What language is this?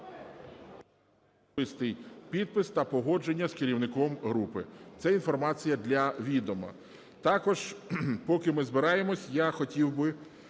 Ukrainian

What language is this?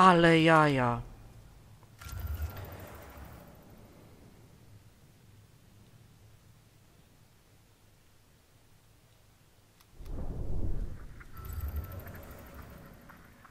Polish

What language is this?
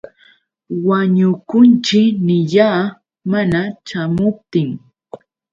Yauyos Quechua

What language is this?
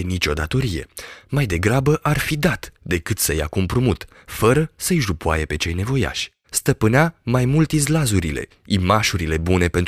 Romanian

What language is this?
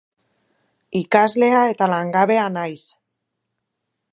Basque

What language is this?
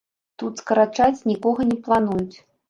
Belarusian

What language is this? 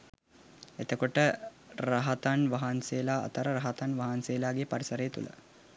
Sinhala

